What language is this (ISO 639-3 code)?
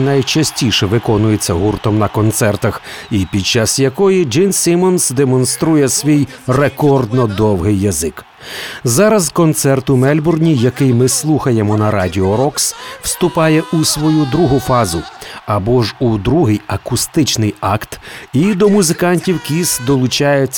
ukr